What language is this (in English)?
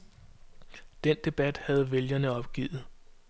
Danish